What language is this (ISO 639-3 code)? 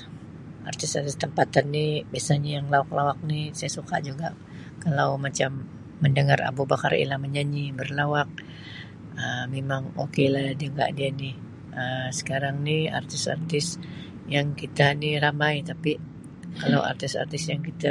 msi